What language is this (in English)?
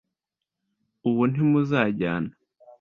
Kinyarwanda